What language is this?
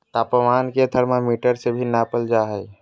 Magahi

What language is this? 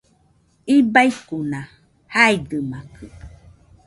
Nüpode Huitoto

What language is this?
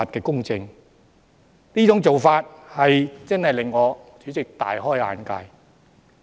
Cantonese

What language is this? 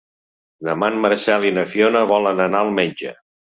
Catalan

